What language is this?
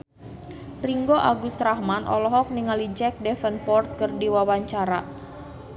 Sundanese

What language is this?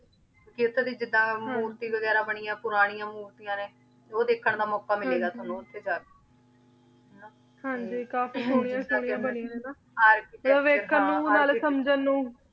Punjabi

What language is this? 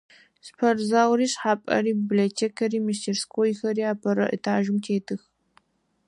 Adyghe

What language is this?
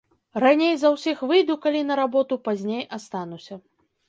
Belarusian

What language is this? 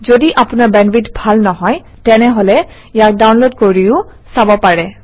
Assamese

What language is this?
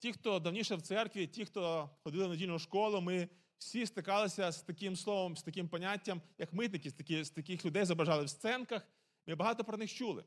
Ukrainian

